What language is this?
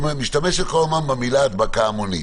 Hebrew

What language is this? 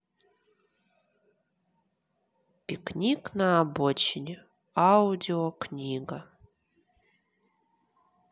Russian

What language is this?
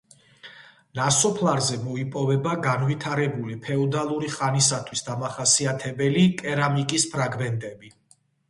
Georgian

